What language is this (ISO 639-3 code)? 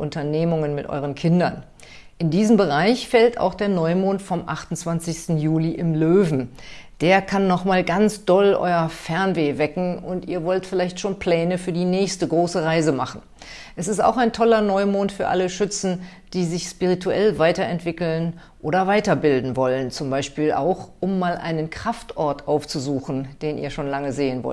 deu